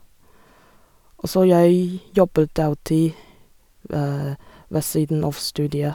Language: Norwegian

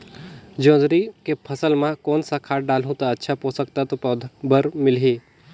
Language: Chhattisgarhi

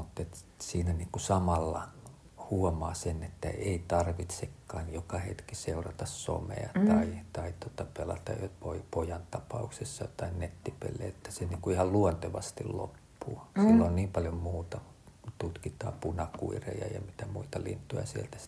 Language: Finnish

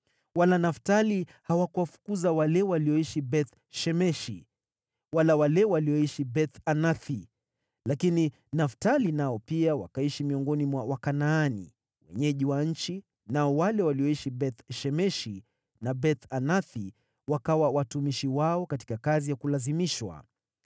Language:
Swahili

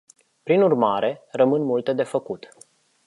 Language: Romanian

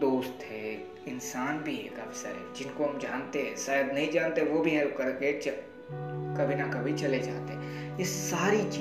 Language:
Hindi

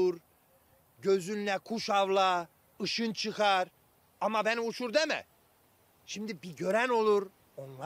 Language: Turkish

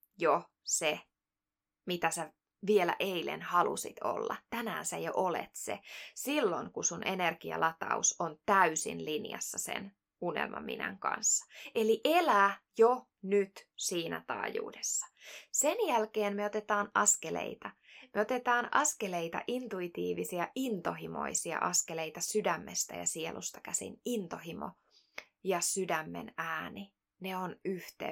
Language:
Finnish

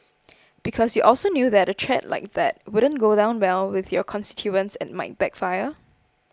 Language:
English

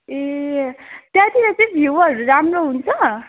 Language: Nepali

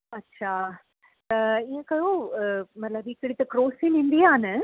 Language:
Sindhi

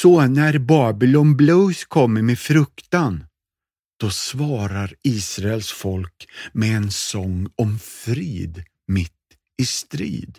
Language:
Swedish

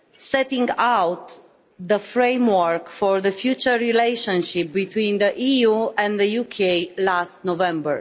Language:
English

